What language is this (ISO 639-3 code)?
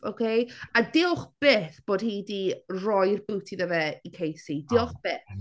cym